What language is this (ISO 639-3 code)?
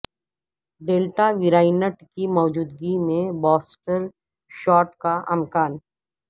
urd